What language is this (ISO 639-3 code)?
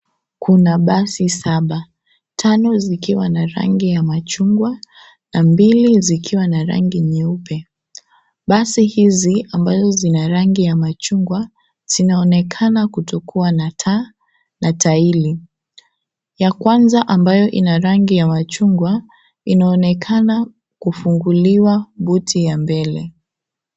swa